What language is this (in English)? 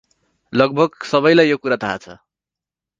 Nepali